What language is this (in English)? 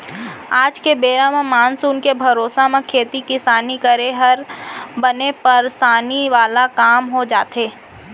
Chhattisgarhi